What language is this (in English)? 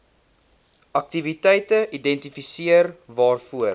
Afrikaans